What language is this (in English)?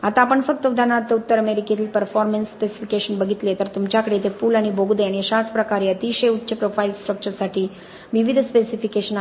Marathi